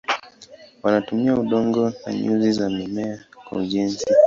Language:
Swahili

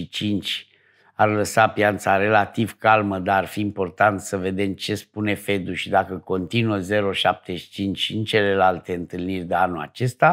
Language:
Romanian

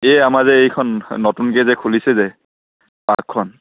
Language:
Assamese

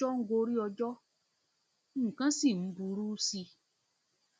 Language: Yoruba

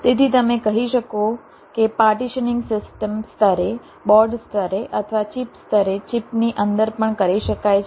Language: Gujarati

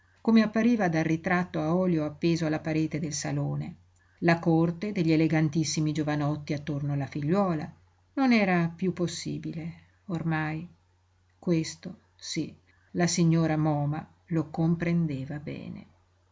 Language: Italian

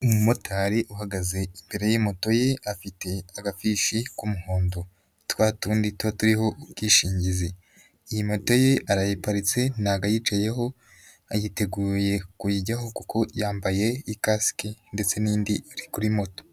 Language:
Kinyarwanda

